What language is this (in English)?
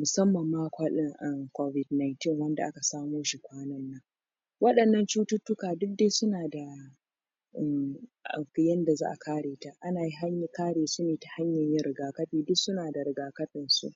Hausa